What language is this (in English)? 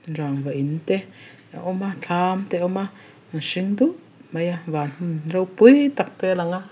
Mizo